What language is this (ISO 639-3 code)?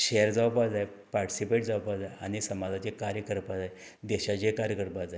kok